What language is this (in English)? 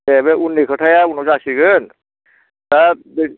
Bodo